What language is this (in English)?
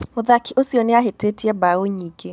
Kikuyu